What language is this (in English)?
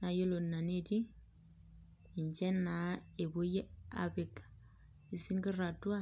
Masai